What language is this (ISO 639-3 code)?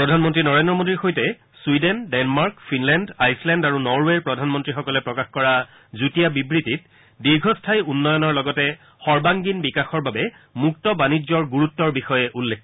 asm